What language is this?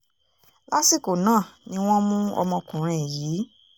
Yoruba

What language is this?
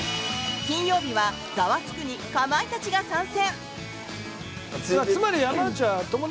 Japanese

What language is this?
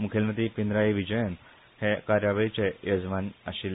Konkani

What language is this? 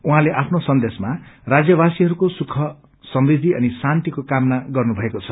Nepali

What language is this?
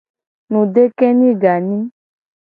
Gen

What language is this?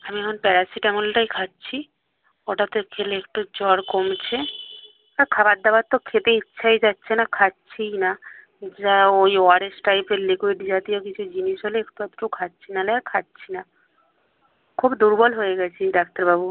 Bangla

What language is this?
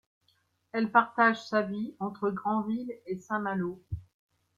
French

